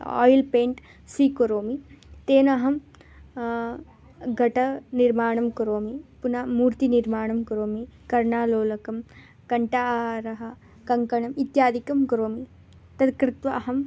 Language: Sanskrit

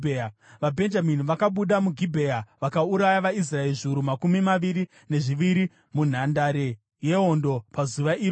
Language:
Shona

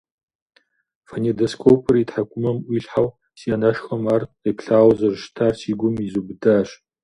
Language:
Kabardian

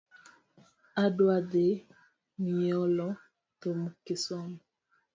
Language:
Luo (Kenya and Tanzania)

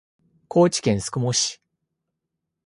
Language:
Japanese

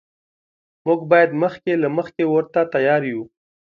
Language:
Pashto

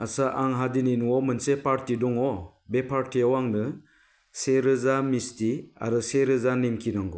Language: Bodo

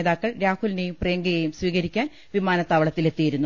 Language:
Malayalam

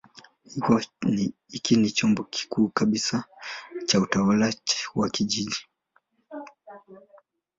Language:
Swahili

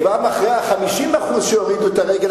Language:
Hebrew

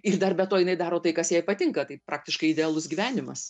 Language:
Lithuanian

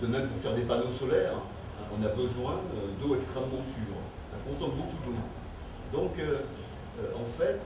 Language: French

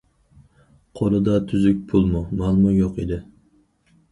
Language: Uyghur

